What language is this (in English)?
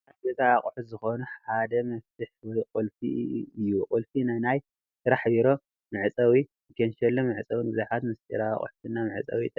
Tigrinya